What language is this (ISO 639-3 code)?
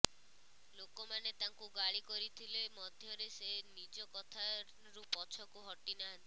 ori